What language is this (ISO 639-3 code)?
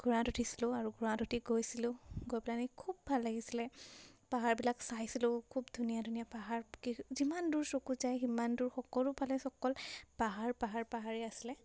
asm